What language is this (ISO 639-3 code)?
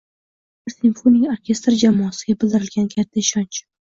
uzb